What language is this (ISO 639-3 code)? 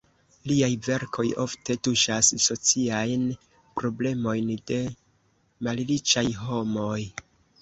epo